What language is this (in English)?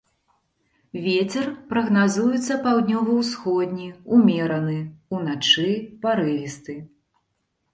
Belarusian